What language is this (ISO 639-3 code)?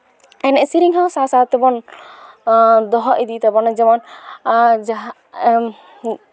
sat